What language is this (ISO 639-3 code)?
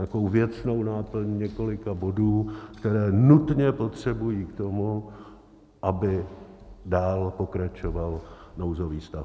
ces